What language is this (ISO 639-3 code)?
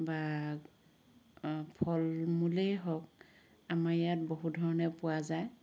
asm